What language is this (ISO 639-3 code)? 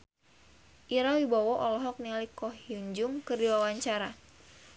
sun